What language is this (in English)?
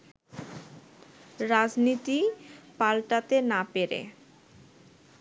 Bangla